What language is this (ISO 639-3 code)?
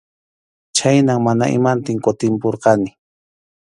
qxu